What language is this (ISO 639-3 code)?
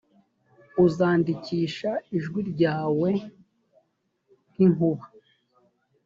kin